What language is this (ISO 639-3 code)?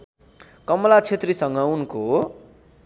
nep